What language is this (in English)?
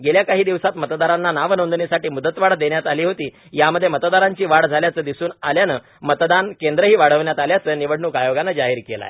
Marathi